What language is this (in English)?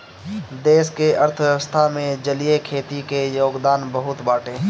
Bhojpuri